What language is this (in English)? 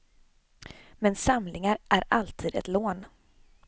Swedish